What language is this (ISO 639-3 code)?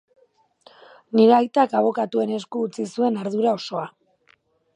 eus